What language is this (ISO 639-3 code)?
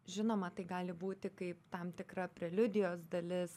lit